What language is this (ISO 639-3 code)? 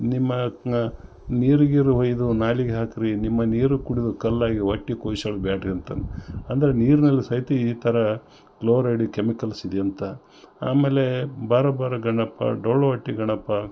kan